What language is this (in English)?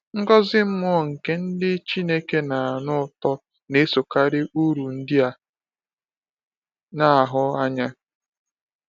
Igbo